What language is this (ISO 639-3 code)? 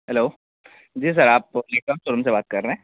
urd